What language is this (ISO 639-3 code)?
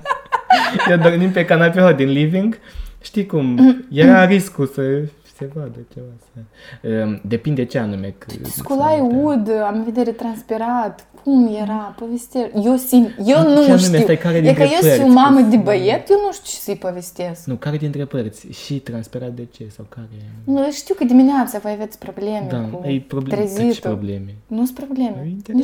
ron